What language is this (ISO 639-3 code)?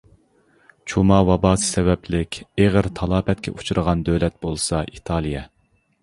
uig